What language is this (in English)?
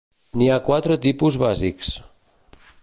Catalan